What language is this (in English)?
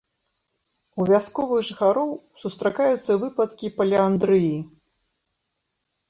Belarusian